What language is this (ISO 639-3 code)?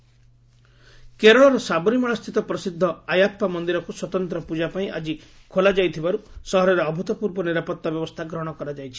ori